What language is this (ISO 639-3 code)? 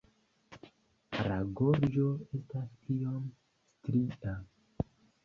epo